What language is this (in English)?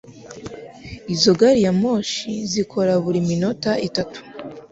Kinyarwanda